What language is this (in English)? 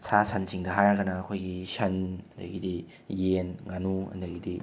Manipuri